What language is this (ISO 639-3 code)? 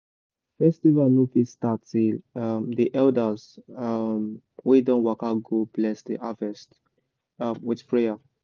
pcm